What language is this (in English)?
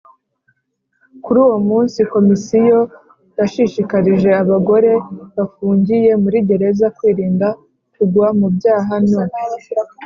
Kinyarwanda